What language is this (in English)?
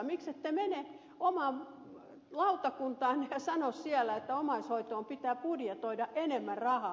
Finnish